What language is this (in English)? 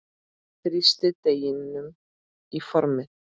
Icelandic